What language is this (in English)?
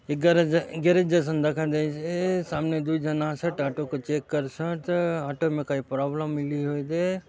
Halbi